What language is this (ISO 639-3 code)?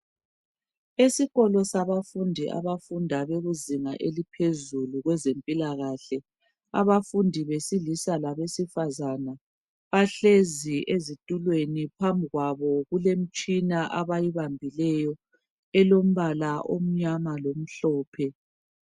nde